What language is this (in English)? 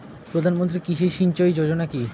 Bangla